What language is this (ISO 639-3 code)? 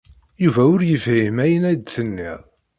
kab